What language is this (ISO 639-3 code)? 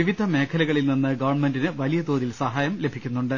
mal